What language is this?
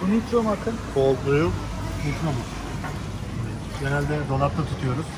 Turkish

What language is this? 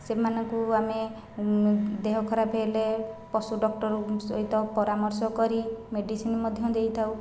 Odia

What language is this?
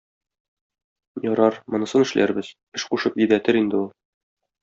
Tatar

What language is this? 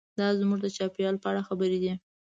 Pashto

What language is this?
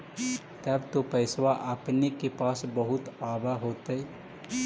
Magahi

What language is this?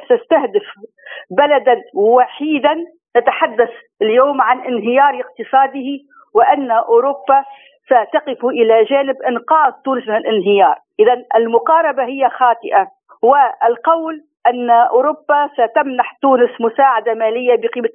Arabic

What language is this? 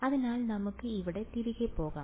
Malayalam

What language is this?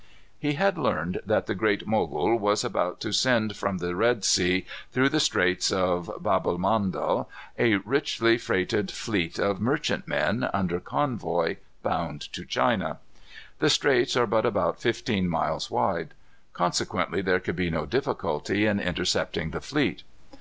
English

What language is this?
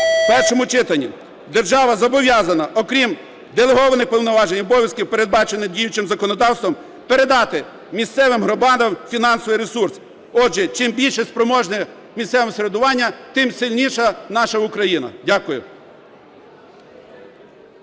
Ukrainian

